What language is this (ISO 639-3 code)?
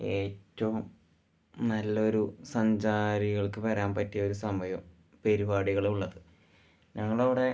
mal